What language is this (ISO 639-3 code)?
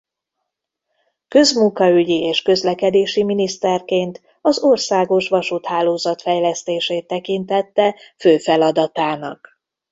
hun